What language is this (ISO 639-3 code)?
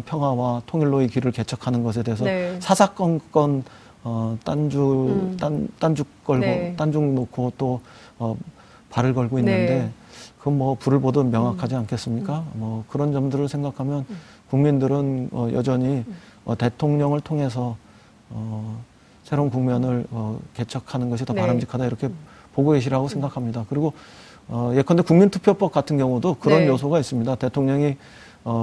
kor